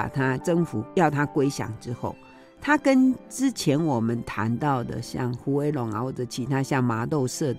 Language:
Chinese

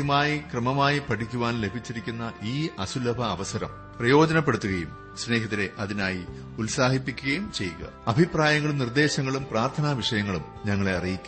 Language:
Malayalam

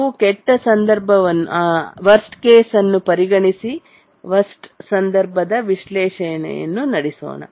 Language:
Kannada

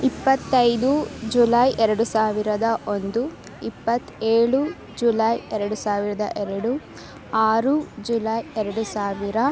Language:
Kannada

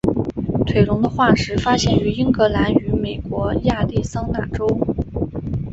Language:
Chinese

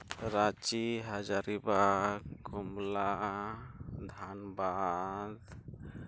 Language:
Santali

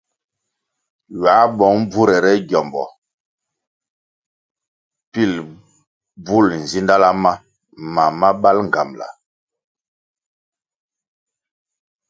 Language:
Kwasio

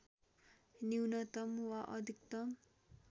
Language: Nepali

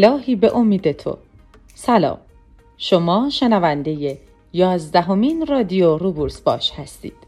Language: Persian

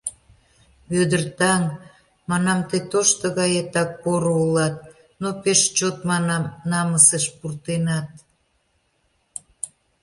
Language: Mari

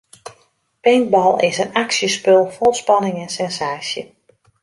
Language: Western Frisian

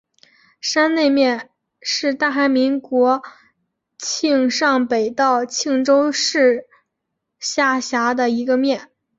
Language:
Chinese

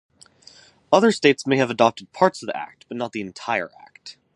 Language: English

